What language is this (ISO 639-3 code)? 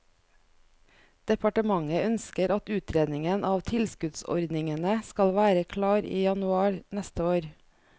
nor